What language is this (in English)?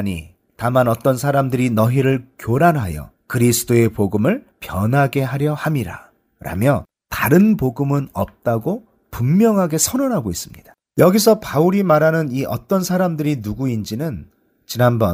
Korean